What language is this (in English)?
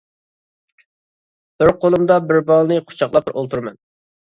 Uyghur